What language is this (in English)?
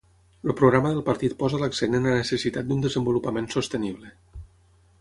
Catalan